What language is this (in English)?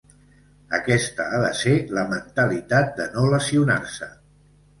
Catalan